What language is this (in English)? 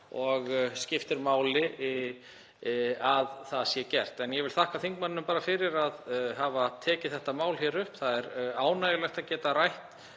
Icelandic